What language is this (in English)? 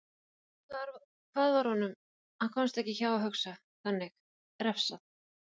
Icelandic